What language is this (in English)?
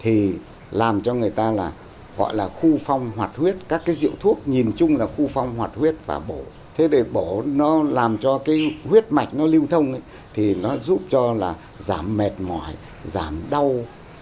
Vietnamese